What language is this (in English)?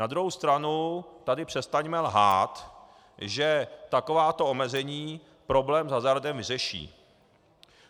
Czech